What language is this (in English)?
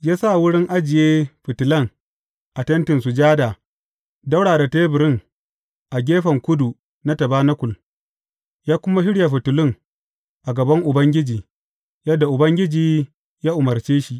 Hausa